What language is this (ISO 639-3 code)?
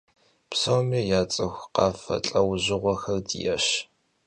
kbd